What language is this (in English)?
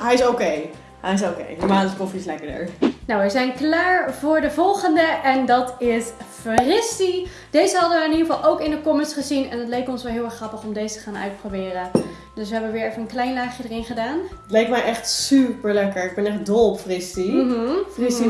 Dutch